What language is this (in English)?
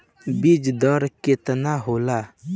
Bhojpuri